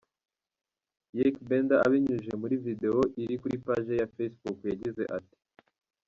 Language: Kinyarwanda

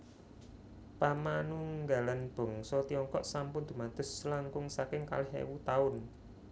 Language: Javanese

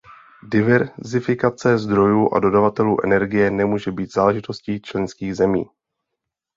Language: Czech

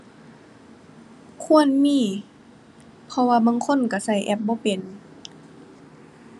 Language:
Thai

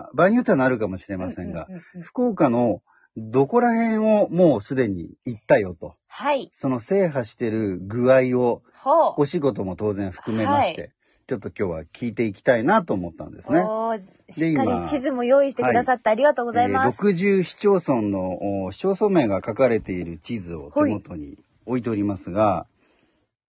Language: Japanese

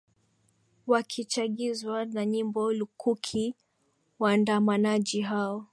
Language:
Swahili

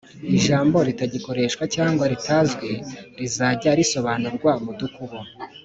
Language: Kinyarwanda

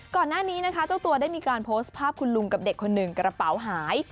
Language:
Thai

